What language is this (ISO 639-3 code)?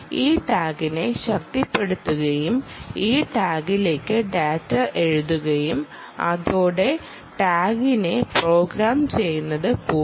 mal